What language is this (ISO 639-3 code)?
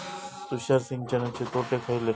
mar